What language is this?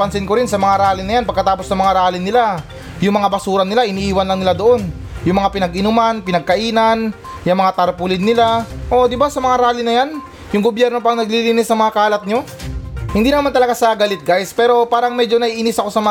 Filipino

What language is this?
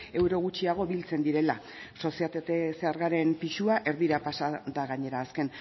Basque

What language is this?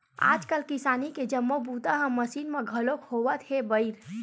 Chhattisgarhi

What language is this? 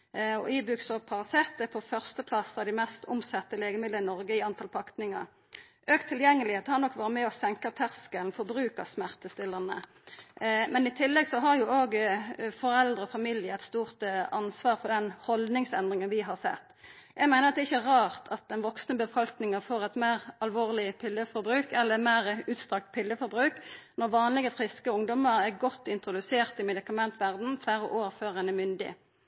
Norwegian Nynorsk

